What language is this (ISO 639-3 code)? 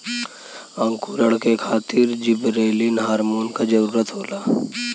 bho